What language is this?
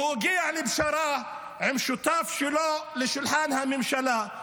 Hebrew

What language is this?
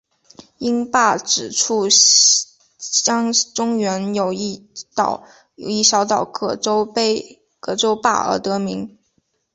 Chinese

